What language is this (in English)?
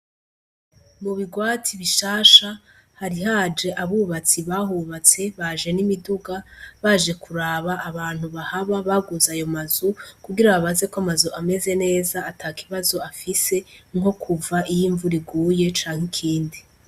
Rundi